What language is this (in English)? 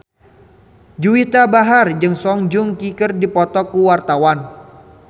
Sundanese